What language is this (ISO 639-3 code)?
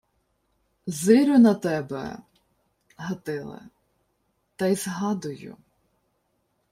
ukr